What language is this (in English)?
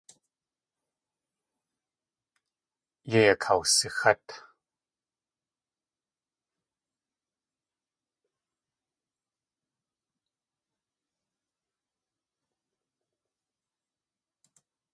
Tlingit